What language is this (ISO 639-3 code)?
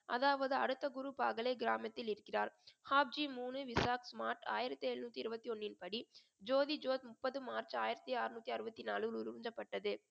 tam